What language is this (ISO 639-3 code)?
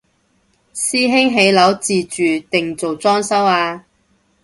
yue